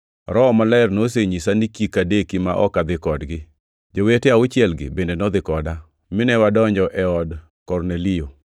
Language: Luo (Kenya and Tanzania)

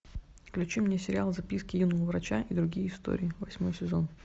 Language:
Russian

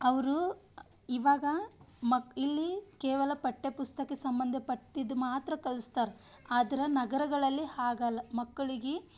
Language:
Kannada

